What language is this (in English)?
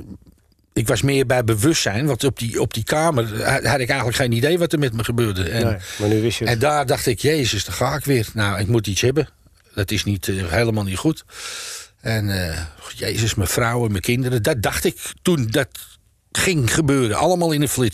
Dutch